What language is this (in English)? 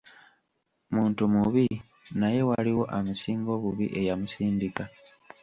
Ganda